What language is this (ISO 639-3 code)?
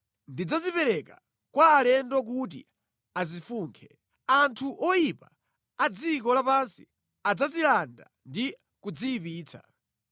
nya